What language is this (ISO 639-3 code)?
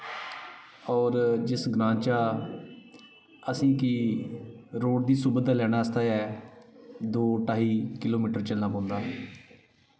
doi